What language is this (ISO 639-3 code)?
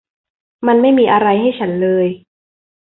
tha